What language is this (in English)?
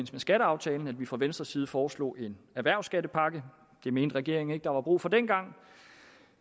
Danish